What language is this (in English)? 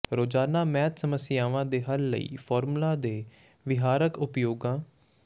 Punjabi